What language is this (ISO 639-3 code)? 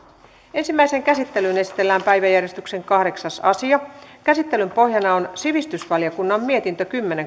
fin